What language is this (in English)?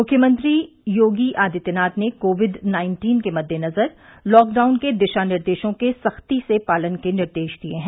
Hindi